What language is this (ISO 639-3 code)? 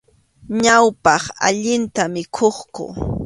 qxu